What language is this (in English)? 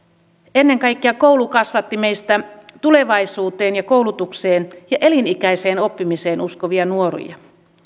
Finnish